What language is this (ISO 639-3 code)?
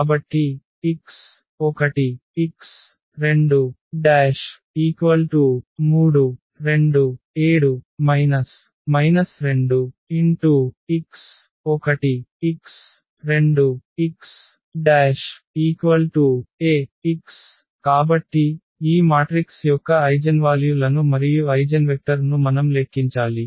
tel